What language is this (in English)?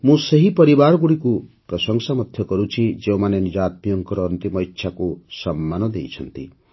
Odia